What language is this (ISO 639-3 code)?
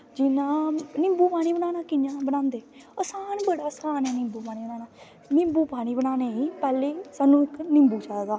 doi